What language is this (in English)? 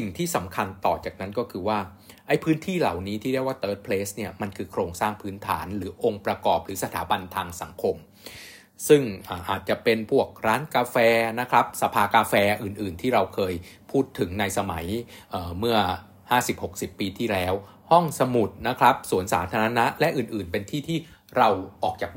Thai